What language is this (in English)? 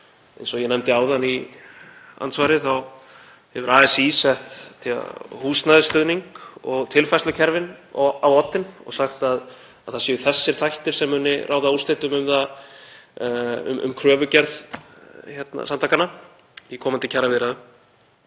Icelandic